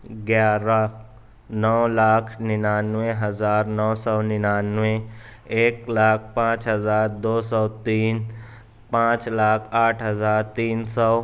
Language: Urdu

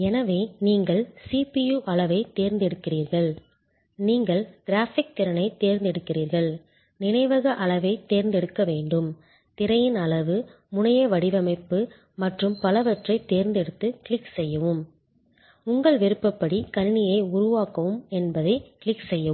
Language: Tamil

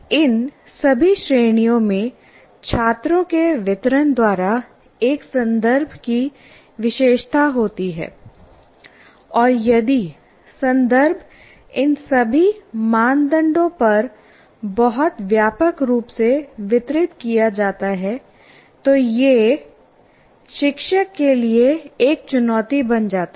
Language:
Hindi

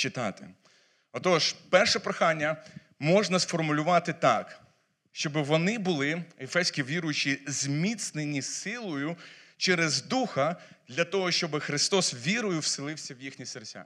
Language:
Ukrainian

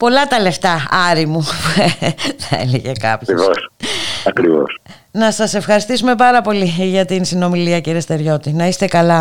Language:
Greek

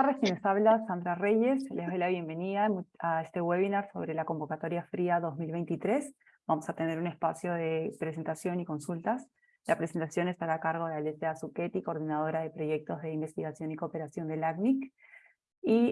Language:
Spanish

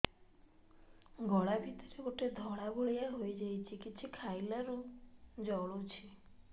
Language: Odia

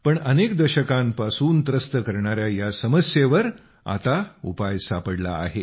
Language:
Marathi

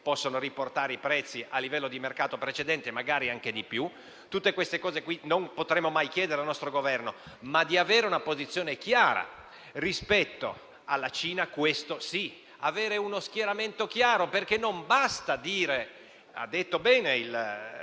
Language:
Italian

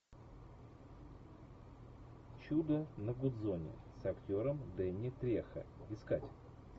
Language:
Russian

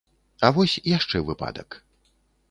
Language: Belarusian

